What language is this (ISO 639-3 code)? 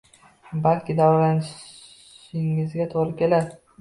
uzb